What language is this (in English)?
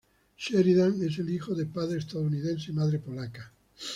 Spanish